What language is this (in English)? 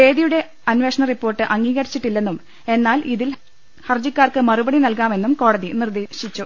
Malayalam